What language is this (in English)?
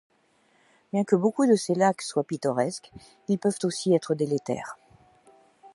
French